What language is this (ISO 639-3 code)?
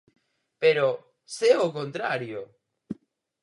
glg